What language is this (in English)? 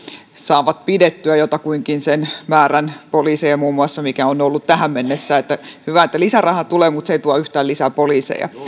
Finnish